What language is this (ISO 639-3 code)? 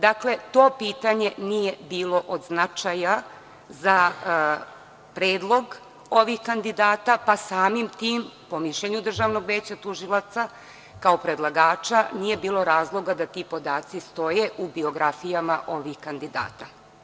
srp